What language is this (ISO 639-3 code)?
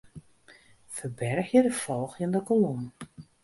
fry